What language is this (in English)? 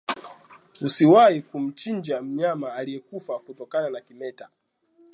Swahili